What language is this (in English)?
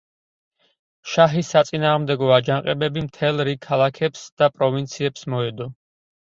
Georgian